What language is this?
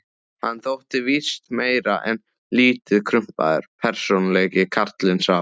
Icelandic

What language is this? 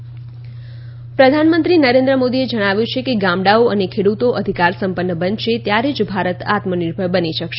Gujarati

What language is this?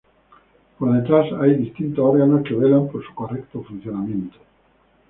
Spanish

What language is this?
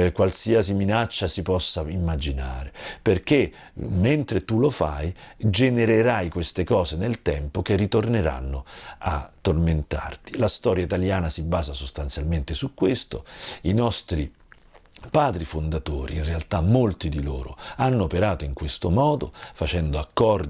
Italian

